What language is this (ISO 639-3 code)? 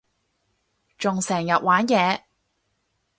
yue